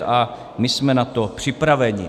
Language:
Czech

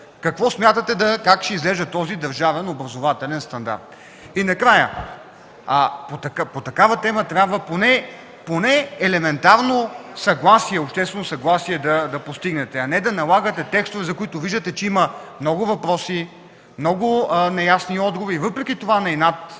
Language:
Bulgarian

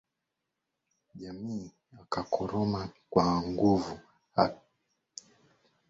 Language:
Swahili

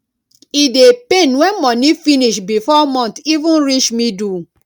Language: Nigerian Pidgin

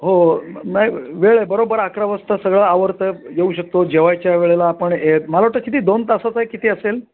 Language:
Marathi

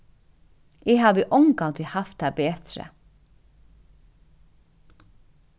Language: Faroese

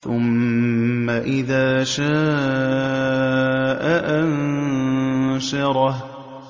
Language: Arabic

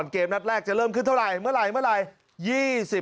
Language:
Thai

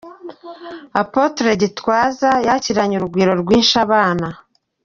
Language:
Kinyarwanda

